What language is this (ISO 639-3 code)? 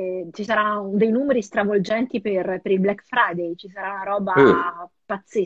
ita